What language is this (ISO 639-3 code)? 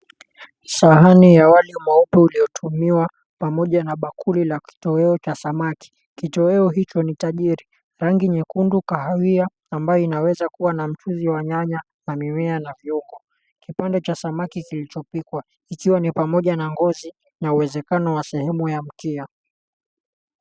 swa